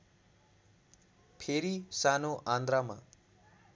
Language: Nepali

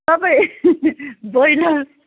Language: Nepali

